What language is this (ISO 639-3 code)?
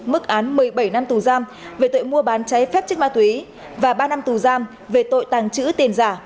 vie